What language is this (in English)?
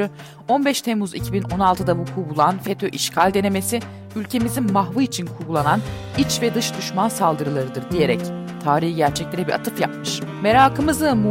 Turkish